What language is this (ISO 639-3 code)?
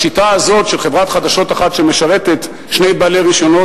heb